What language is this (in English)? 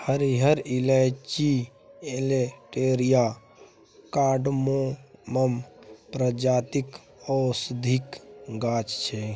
Maithili